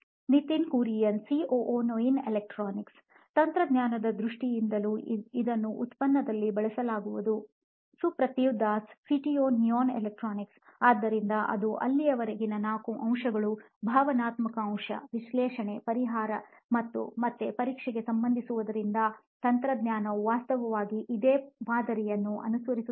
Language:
Kannada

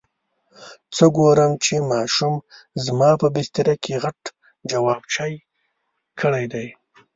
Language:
Pashto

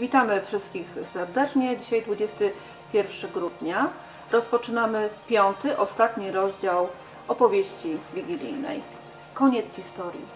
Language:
Polish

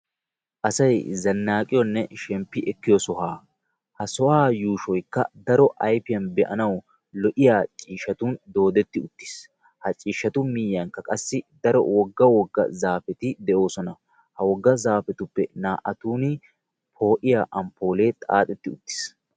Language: Wolaytta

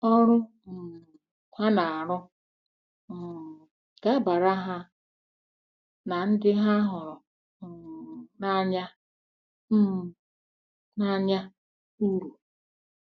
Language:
Igbo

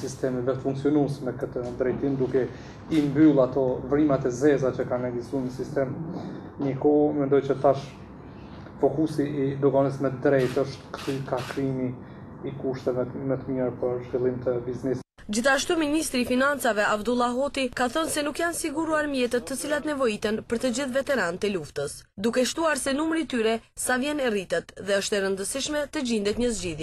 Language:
Romanian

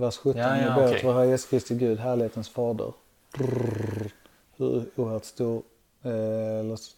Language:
Swedish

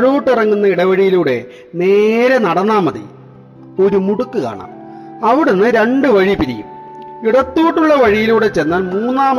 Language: Malayalam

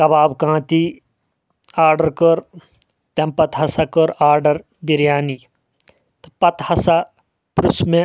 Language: Kashmiri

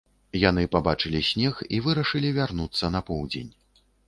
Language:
Belarusian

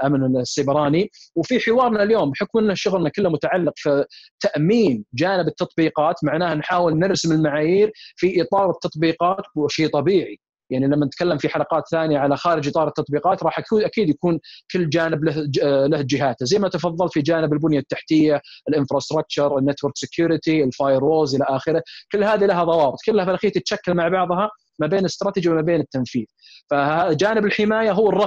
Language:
Arabic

